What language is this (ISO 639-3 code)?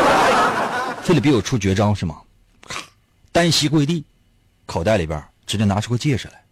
zho